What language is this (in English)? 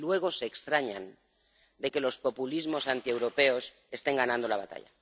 Spanish